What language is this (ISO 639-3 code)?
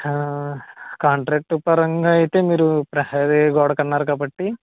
tel